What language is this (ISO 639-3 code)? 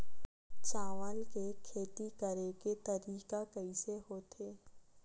hne